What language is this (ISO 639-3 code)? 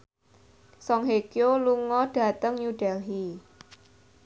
jav